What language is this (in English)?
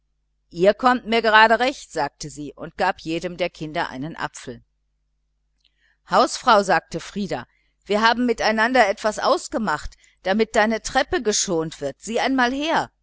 German